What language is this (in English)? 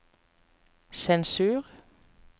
Norwegian